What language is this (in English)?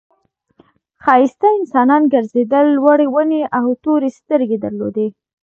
Pashto